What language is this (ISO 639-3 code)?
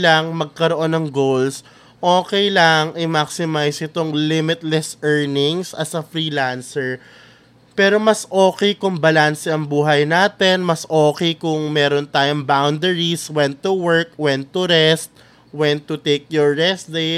fil